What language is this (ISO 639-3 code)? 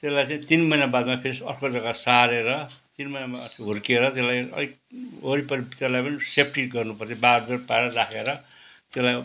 nep